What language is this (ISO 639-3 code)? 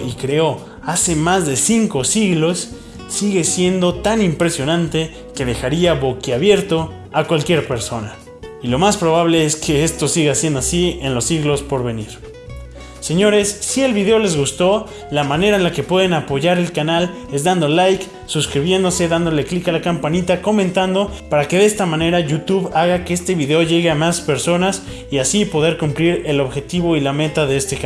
spa